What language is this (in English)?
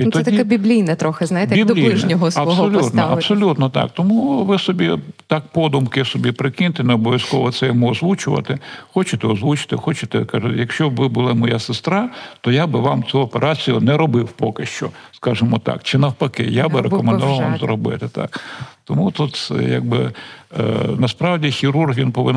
Ukrainian